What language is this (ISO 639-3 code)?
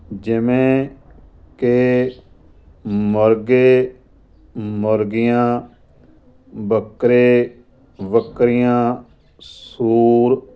pan